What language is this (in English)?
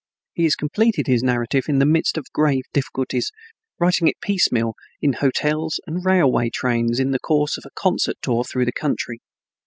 English